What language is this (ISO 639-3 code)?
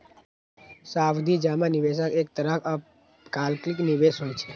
mai